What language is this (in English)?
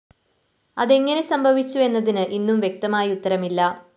Malayalam